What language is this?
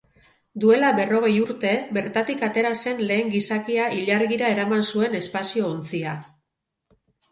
Basque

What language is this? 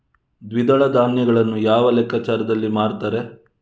Kannada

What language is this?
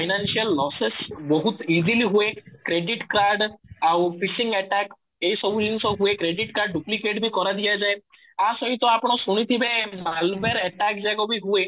Odia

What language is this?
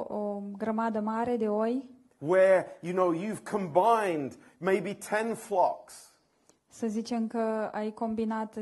Romanian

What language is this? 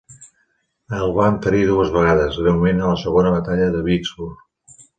Catalan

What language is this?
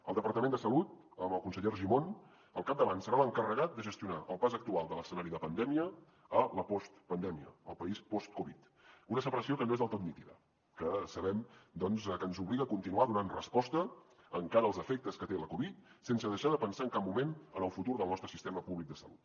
Catalan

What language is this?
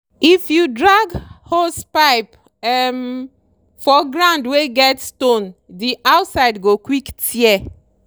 Nigerian Pidgin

